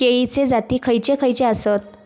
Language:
Marathi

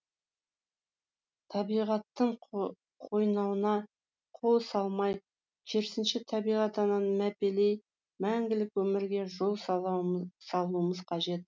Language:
Kazakh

